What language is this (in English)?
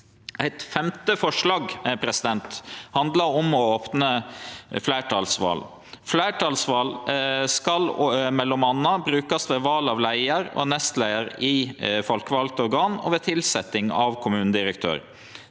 Norwegian